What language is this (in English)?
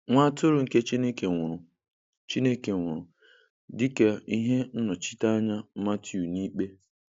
Igbo